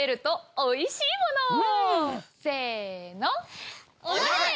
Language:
Japanese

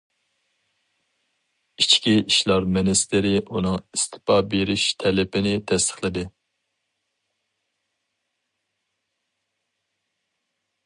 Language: Uyghur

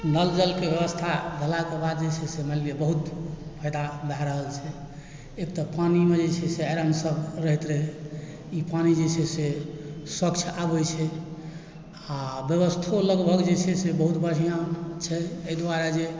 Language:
Maithili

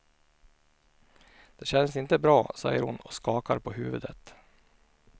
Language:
Swedish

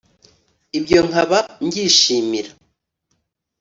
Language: Kinyarwanda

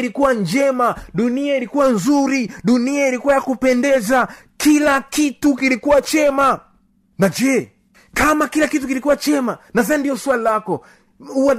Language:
Swahili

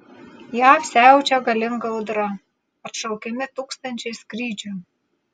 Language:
Lithuanian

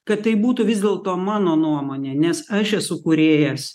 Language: Lithuanian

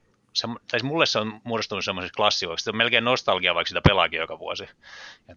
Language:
Finnish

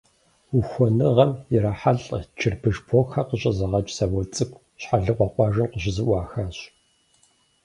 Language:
Kabardian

